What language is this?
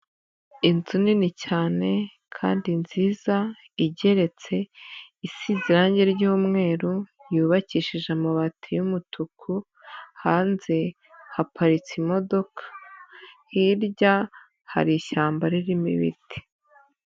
Kinyarwanda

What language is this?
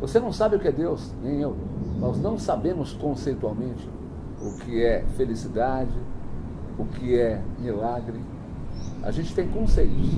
Portuguese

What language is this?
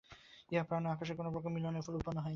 Bangla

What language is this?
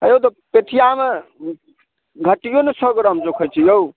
Maithili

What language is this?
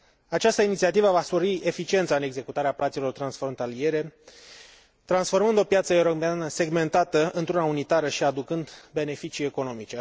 Romanian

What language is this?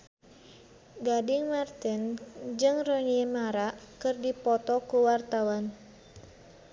Sundanese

